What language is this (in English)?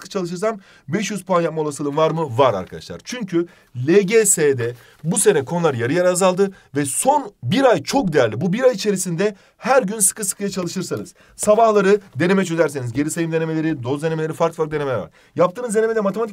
Turkish